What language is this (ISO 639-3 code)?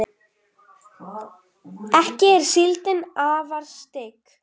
isl